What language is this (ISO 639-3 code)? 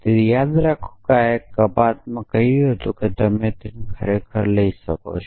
guj